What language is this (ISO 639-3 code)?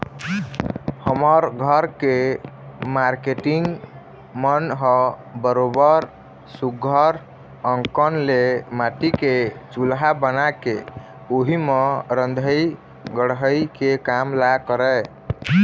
hne